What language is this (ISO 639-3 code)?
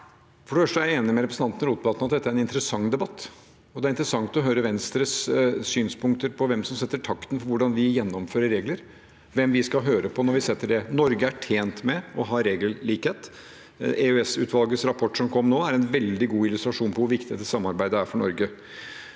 nor